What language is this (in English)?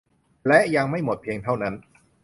Thai